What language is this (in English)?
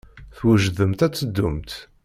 Kabyle